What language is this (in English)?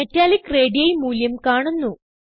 Malayalam